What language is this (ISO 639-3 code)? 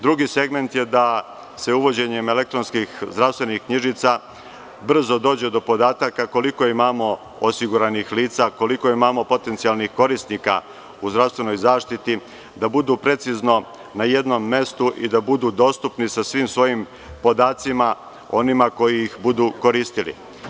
srp